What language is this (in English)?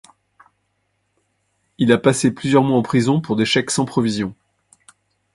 French